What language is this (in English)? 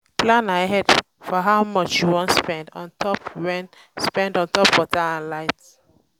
Nigerian Pidgin